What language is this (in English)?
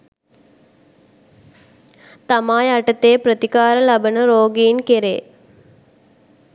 Sinhala